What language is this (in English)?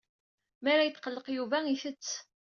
Kabyle